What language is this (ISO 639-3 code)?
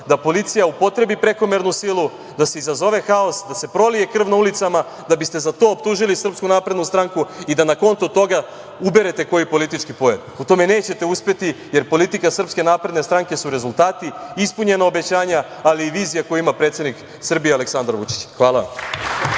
srp